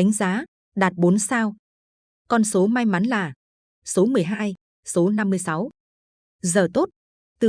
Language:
Vietnamese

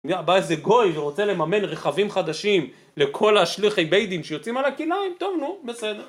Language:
Hebrew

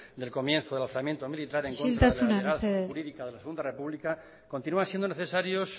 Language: Spanish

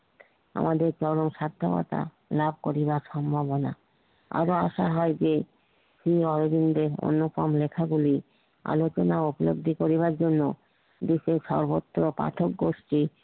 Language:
Bangla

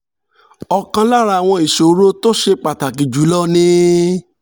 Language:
Yoruba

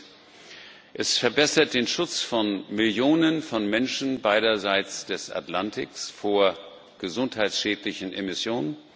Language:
German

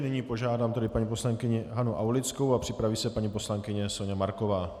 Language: Czech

